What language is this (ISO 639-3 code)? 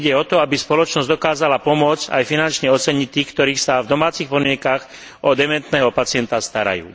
slk